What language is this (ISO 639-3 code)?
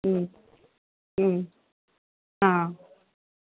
ori